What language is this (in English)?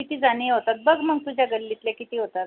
Marathi